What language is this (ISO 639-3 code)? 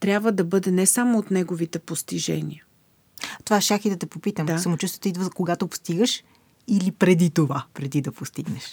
bul